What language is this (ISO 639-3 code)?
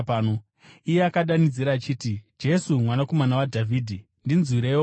sna